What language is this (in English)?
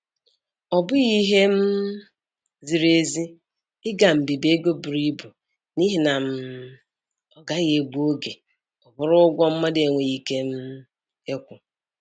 Igbo